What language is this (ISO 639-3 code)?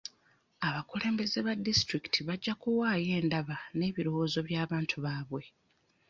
lug